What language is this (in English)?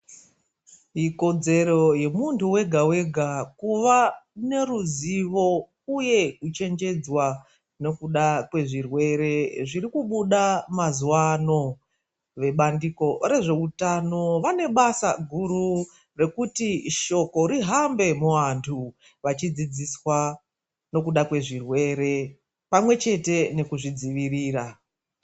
Ndau